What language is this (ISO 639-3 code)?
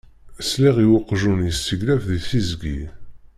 kab